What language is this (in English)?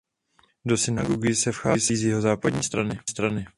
Czech